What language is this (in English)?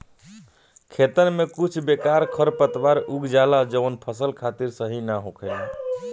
Bhojpuri